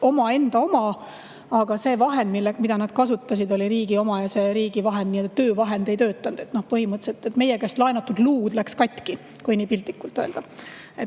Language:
Estonian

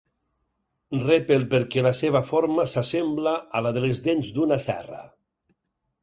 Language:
Catalan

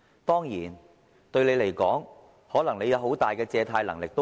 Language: Cantonese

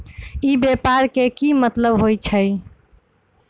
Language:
Magahi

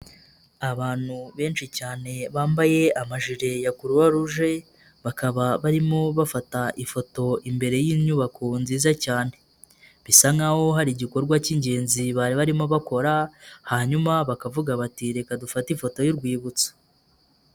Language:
Kinyarwanda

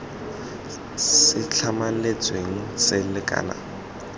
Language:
Tswana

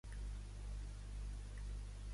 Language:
Catalan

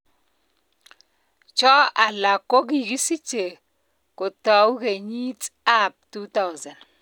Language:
Kalenjin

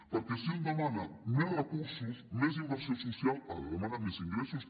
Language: Catalan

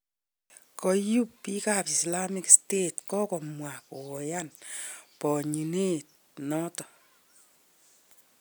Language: Kalenjin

